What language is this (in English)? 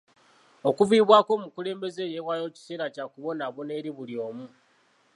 Ganda